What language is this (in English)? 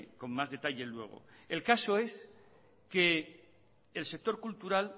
Spanish